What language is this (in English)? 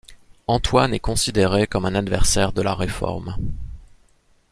French